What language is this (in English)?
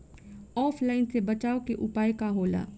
Bhojpuri